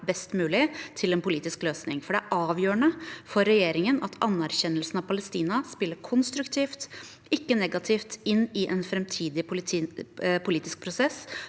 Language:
Norwegian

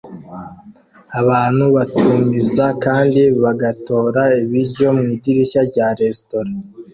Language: Kinyarwanda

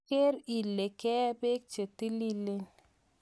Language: Kalenjin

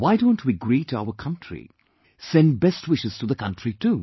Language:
English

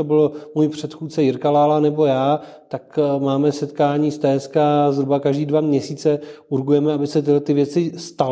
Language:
Czech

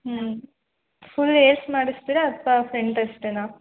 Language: Kannada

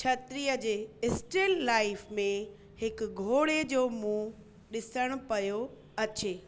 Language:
Sindhi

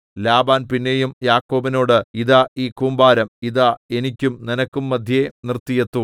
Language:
Malayalam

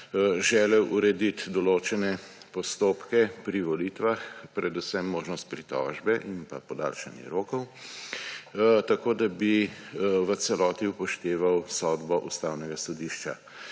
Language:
Slovenian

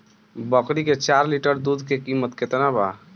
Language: Bhojpuri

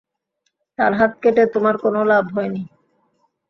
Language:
Bangla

